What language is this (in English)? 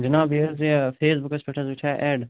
Kashmiri